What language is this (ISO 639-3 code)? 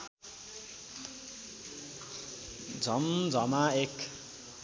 nep